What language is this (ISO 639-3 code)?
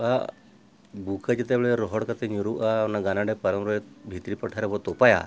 sat